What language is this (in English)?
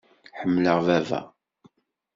Kabyle